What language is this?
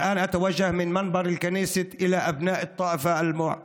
Hebrew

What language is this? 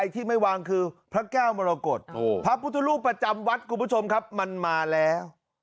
Thai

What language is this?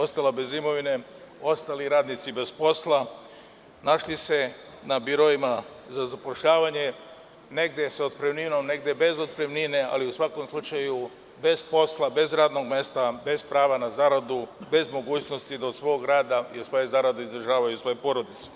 Serbian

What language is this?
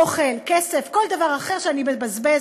Hebrew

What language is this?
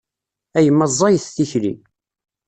Kabyle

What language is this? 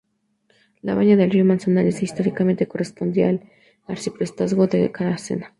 Spanish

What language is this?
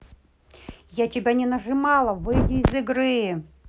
Russian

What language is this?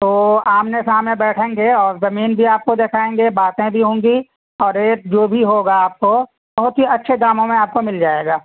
Urdu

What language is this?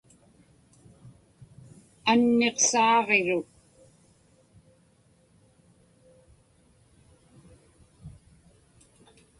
Inupiaq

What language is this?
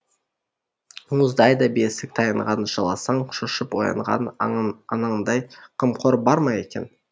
Kazakh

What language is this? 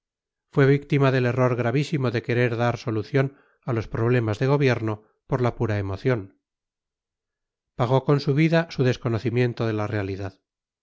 Spanish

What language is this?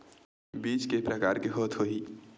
Chhattisgarhi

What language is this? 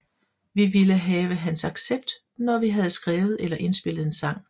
Danish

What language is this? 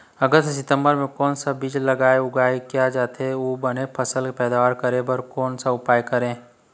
Chhattisgarhi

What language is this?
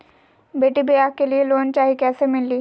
Magahi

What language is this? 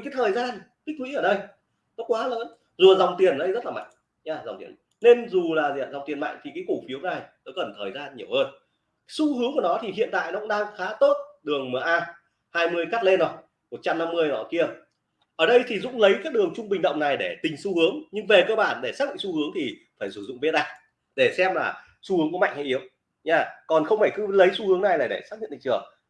Vietnamese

